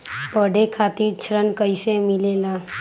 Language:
Magahi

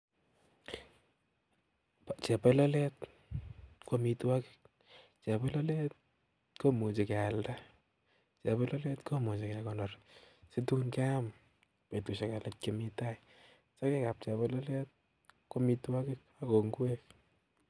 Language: Kalenjin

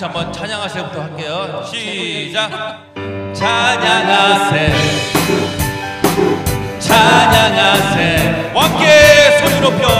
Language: Korean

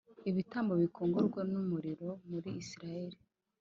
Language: Kinyarwanda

